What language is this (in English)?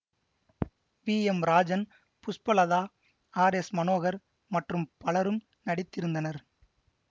Tamil